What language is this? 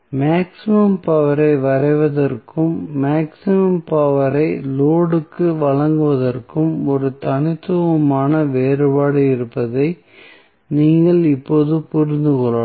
Tamil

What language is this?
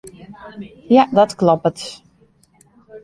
Western Frisian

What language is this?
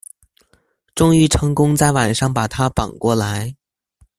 Chinese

